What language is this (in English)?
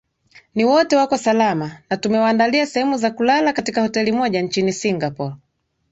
Swahili